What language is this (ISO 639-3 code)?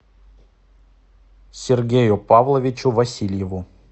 rus